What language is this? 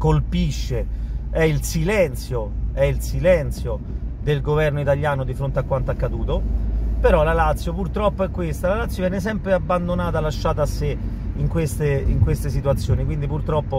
Italian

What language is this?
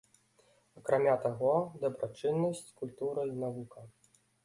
Belarusian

